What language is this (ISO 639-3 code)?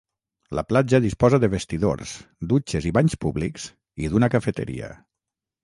cat